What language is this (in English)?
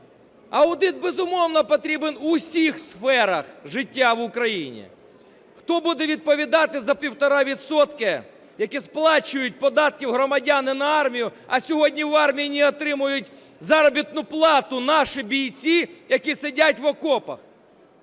Ukrainian